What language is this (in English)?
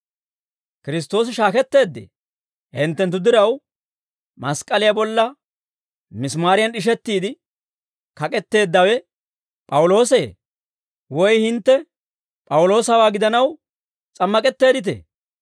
Dawro